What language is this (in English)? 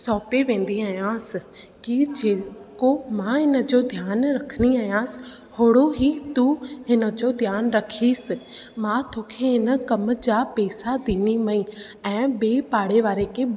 Sindhi